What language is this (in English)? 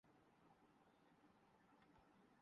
Urdu